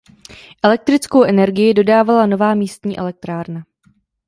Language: Czech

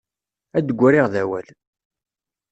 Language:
Kabyle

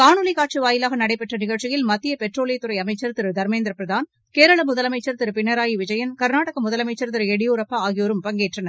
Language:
Tamil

